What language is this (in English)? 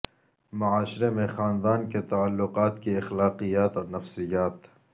Urdu